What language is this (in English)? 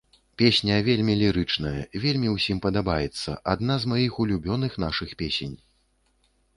Belarusian